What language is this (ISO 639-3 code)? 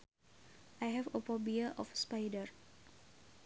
sun